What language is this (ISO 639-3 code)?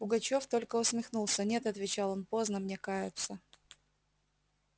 rus